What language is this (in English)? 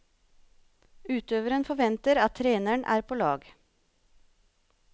Norwegian